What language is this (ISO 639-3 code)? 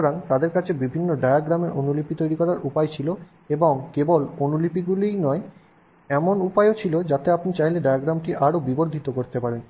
ben